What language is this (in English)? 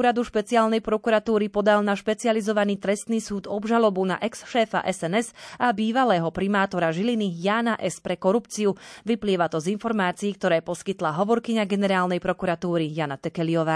Slovak